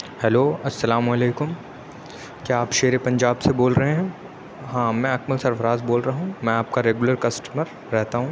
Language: Urdu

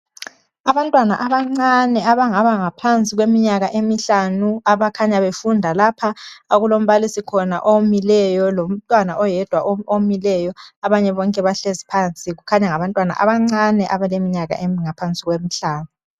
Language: North Ndebele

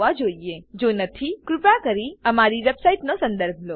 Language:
Gujarati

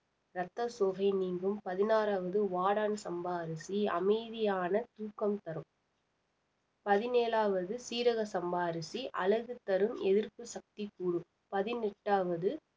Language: Tamil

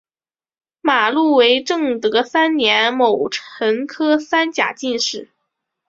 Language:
Chinese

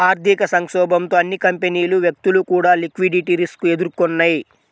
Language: Telugu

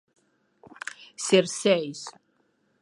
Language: Galician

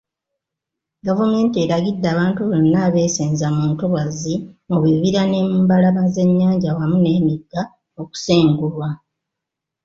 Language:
Ganda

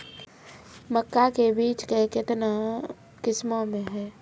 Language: Maithili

